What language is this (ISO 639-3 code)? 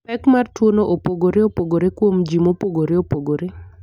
luo